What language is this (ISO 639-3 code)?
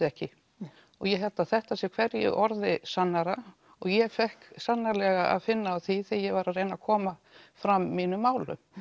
isl